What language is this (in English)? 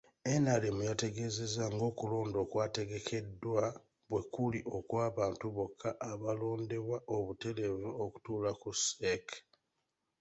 Ganda